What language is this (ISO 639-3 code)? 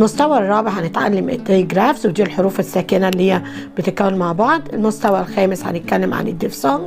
ara